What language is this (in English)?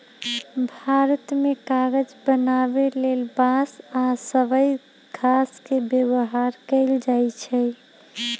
Magahi